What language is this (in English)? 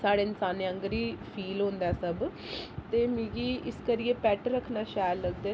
Dogri